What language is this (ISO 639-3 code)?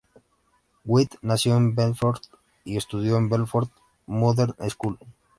spa